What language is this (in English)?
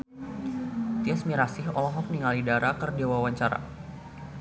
Sundanese